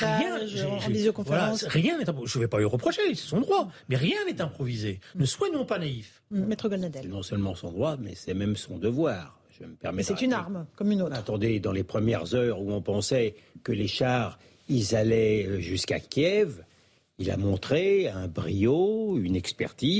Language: French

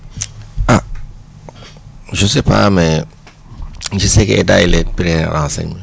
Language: Wolof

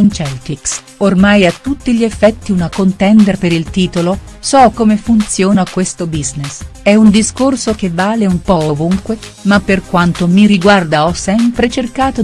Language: Italian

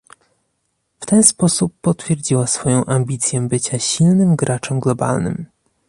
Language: Polish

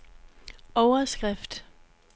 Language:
Danish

